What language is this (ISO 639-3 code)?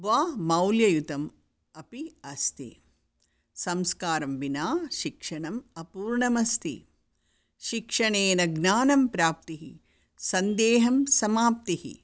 san